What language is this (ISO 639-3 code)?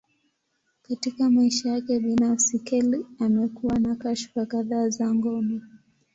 swa